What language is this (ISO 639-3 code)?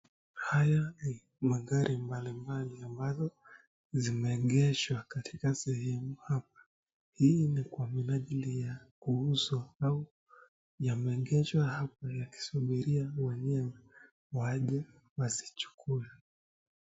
swa